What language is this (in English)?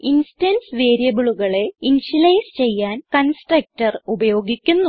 Malayalam